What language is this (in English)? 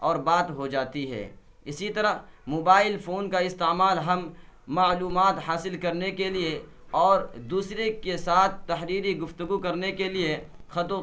Urdu